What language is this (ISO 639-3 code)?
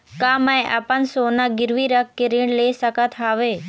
hne